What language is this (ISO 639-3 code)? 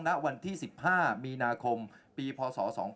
tha